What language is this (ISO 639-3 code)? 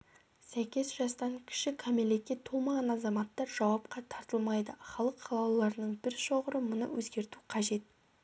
kaz